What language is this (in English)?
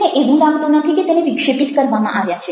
Gujarati